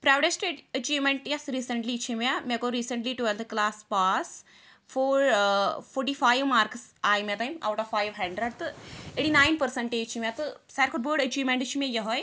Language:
Kashmiri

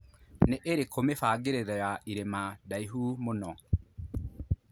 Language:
Kikuyu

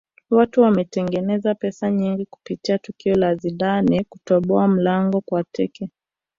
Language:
Swahili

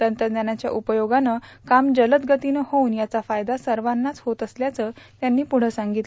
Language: Marathi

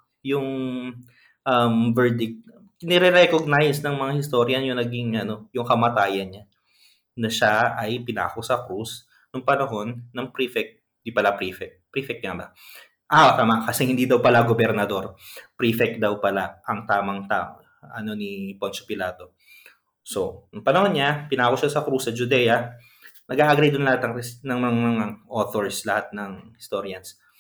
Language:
Filipino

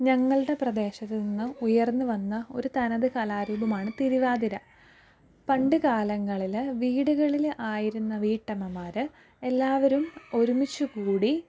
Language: Malayalam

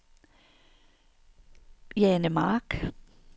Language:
Danish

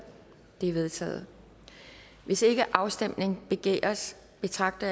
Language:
Danish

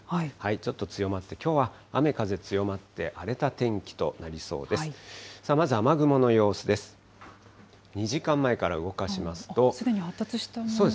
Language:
Japanese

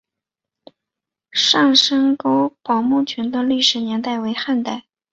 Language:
Chinese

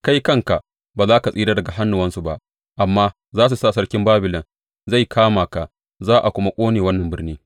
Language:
Hausa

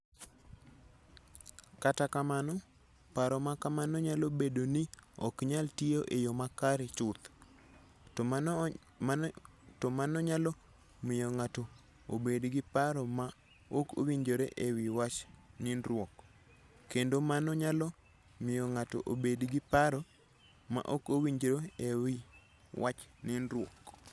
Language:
Luo (Kenya and Tanzania)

